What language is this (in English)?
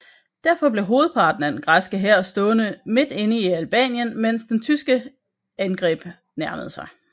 Danish